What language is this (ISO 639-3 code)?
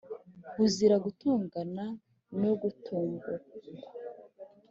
kin